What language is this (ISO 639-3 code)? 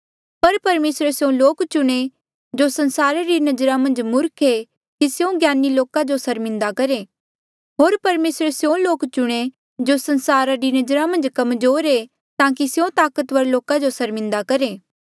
mjl